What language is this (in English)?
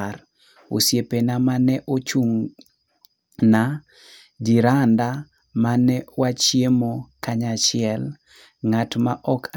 Luo (Kenya and Tanzania)